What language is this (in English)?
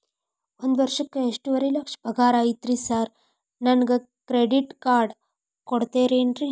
Kannada